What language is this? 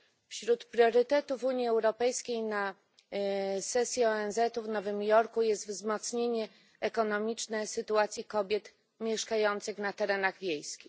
Polish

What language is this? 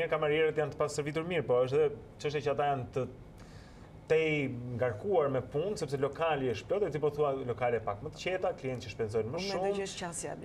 Romanian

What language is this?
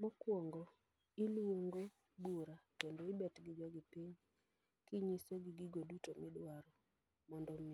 Luo (Kenya and Tanzania)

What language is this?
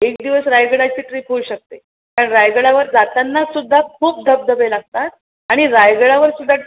Marathi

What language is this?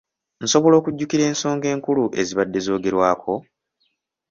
Ganda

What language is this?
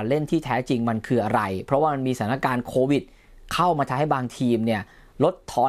Thai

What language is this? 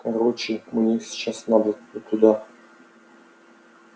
Russian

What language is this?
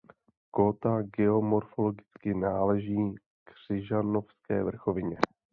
Czech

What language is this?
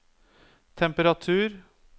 Norwegian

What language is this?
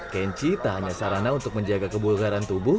Indonesian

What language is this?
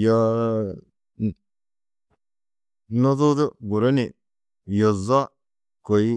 Tedaga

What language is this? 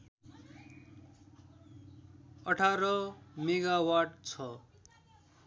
Nepali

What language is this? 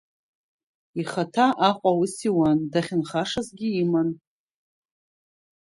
Abkhazian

